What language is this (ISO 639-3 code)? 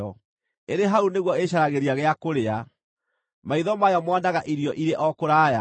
kik